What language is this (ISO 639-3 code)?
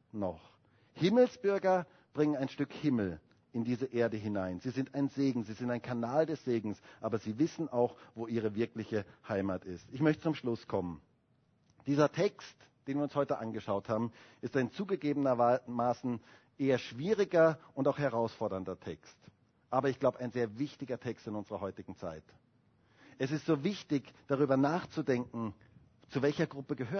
deu